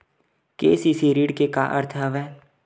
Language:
Chhattisgarhi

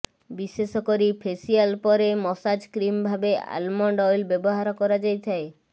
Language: Odia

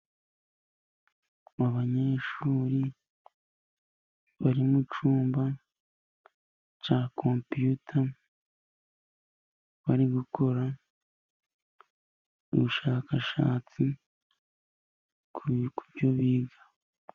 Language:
Kinyarwanda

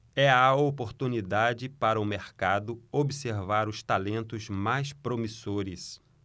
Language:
Portuguese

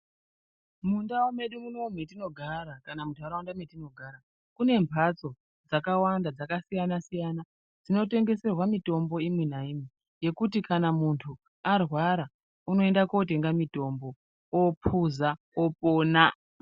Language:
Ndau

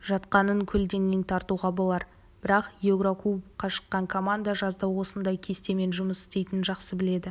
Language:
Kazakh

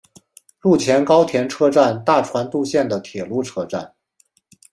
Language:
Chinese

